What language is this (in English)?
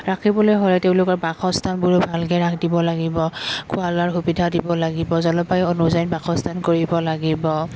Assamese